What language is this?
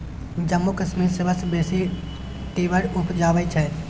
Maithili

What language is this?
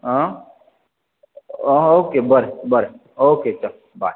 Konkani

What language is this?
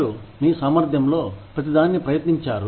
Telugu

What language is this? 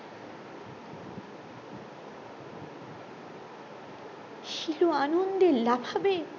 Bangla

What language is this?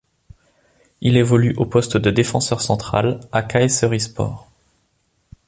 French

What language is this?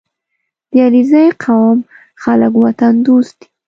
Pashto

